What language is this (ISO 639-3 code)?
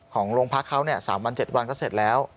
tha